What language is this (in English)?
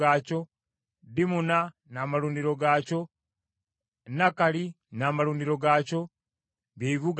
Ganda